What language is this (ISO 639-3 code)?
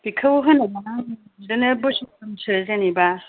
brx